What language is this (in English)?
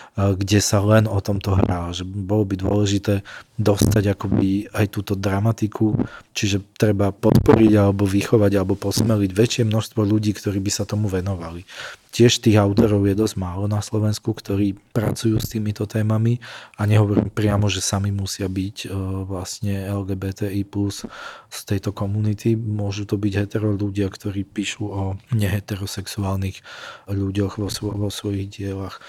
Slovak